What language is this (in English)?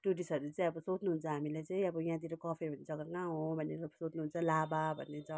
Nepali